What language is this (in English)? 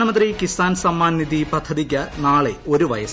Malayalam